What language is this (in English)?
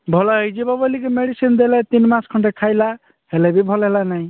Odia